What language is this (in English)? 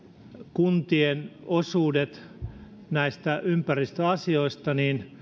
Finnish